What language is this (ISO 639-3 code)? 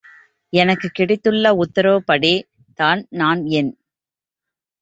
tam